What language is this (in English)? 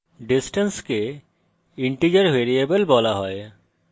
Bangla